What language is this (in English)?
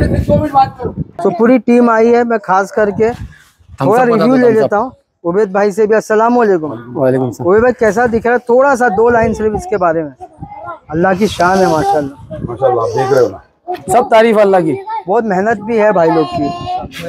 Hindi